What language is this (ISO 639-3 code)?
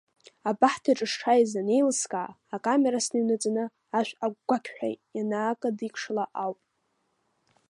abk